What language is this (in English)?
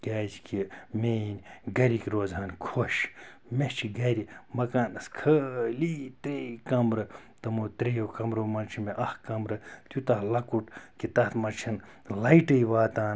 Kashmiri